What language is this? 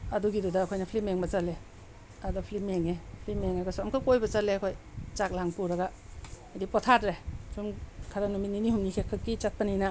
Manipuri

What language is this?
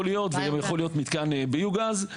Hebrew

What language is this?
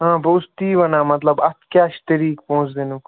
Kashmiri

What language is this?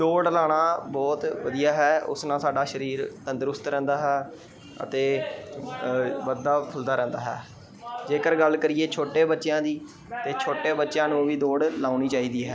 Punjabi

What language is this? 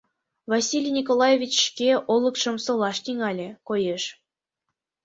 Mari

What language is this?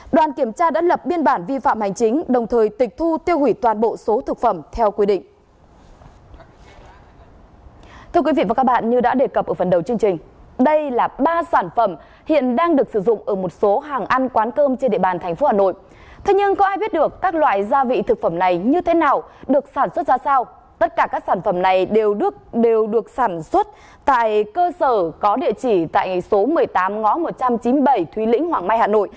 Vietnamese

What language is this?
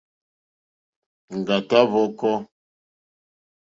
Mokpwe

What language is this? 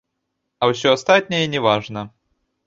Belarusian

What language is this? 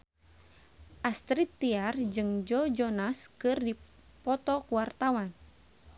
Sundanese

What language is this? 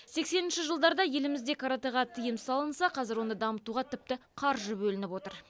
Kazakh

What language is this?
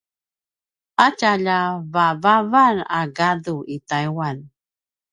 Paiwan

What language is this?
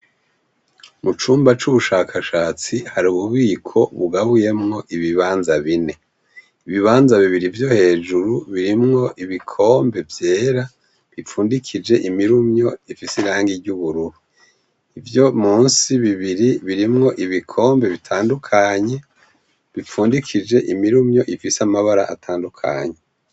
Rundi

